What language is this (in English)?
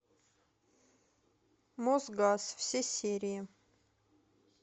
Russian